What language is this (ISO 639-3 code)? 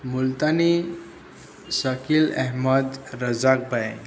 guj